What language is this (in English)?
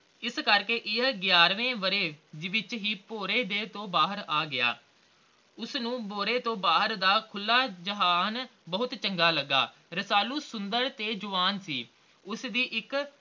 Punjabi